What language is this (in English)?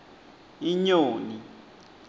Swati